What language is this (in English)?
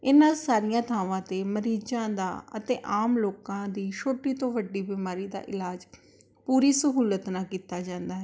Punjabi